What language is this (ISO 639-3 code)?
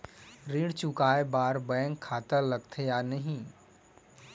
hne